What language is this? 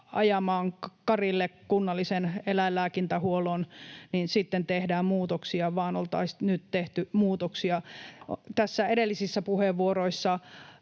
Finnish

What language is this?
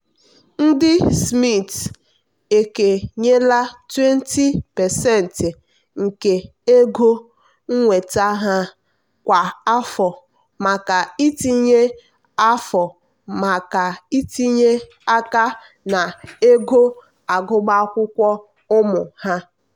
Igbo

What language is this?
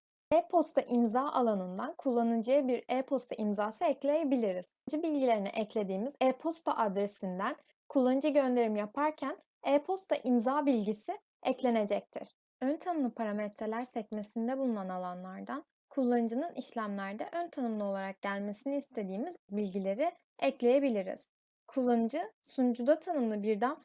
Turkish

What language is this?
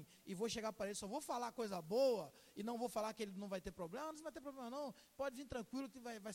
Portuguese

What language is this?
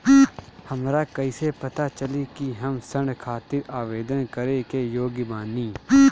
Bhojpuri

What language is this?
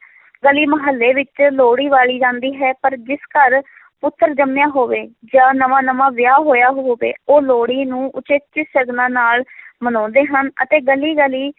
Punjabi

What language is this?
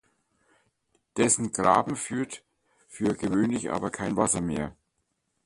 German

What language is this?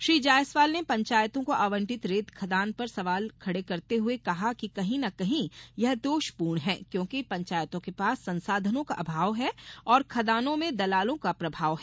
Hindi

